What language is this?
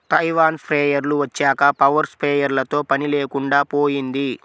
Telugu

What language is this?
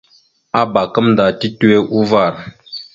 Mada (Cameroon)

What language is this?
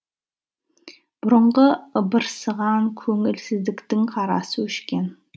Kazakh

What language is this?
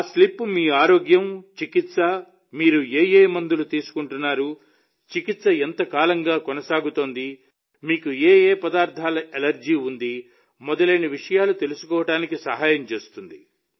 Telugu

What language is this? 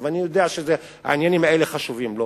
Hebrew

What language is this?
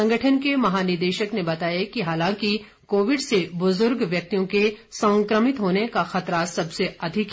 Hindi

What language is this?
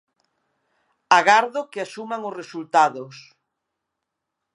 Galician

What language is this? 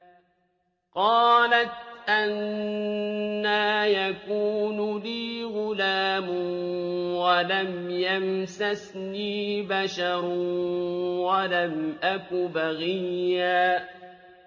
Arabic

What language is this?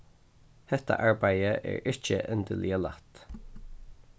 Faroese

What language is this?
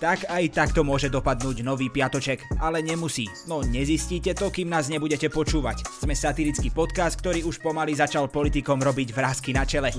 Slovak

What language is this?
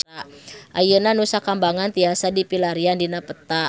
Sundanese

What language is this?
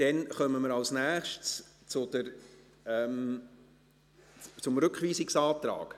Swiss German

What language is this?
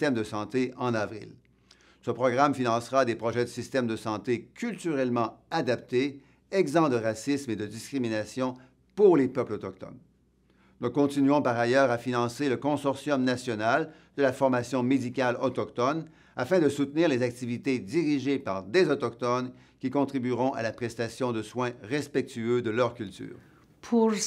French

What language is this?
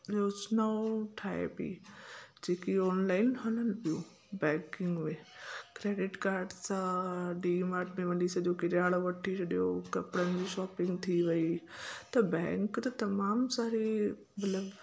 Sindhi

